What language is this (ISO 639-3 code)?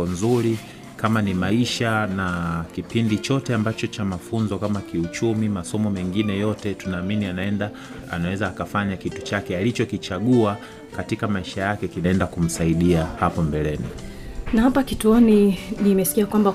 swa